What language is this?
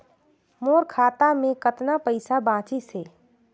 Chhattisgarhi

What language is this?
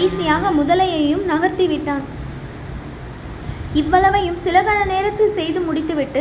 Tamil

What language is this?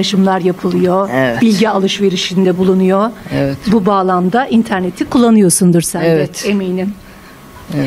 Turkish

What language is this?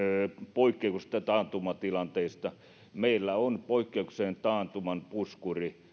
Finnish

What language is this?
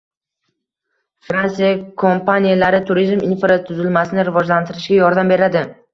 Uzbek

